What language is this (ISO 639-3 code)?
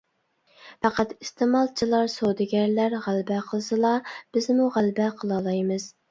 uig